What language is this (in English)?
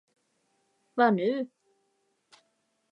Swedish